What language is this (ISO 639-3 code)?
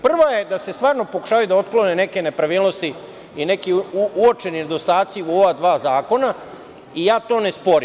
srp